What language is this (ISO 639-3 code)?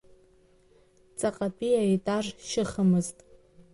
abk